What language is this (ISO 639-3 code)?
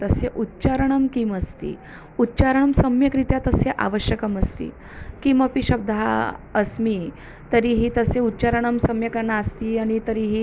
san